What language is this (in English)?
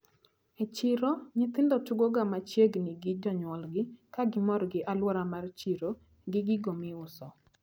Luo (Kenya and Tanzania)